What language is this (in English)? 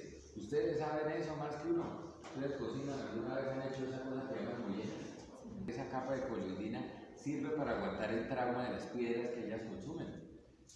Spanish